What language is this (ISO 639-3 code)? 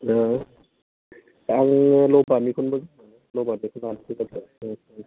brx